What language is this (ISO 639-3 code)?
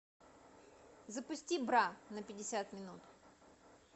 rus